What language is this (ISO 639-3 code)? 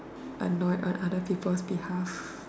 eng